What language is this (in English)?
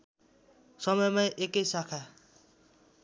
Nepali